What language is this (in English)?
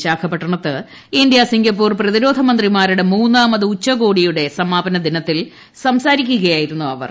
Malayalam